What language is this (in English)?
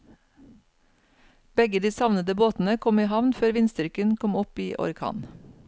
Norwegian